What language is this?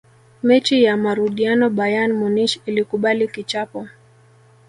Swahili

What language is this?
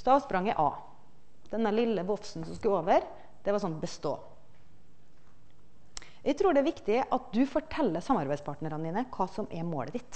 Norwegian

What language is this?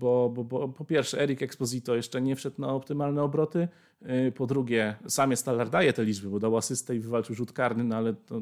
Polish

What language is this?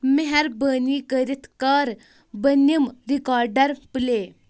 Kashmiri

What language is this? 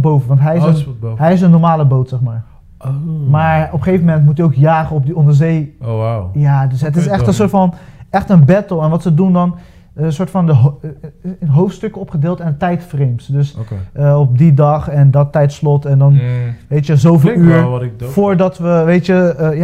Dutch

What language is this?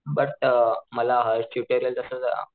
Marathi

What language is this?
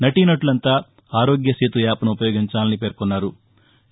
Telugu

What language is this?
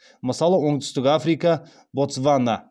Kazakh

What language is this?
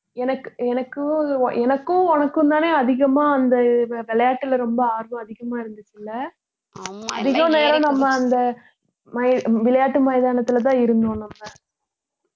Tamil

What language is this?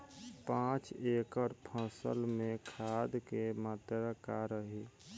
Bhojpuri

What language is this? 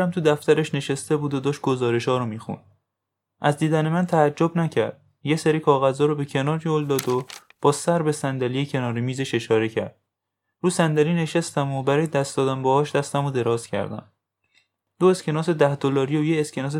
Persian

